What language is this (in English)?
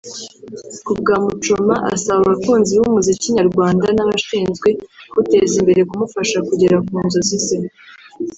Kinyarwanda